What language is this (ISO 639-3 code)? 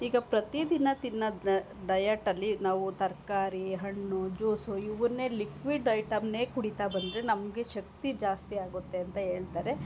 kan